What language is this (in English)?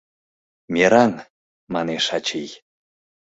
Mari